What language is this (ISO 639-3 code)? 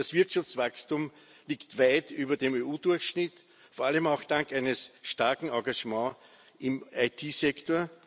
deu